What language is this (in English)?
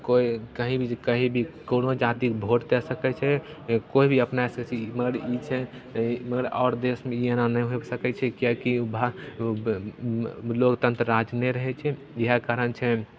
Maithili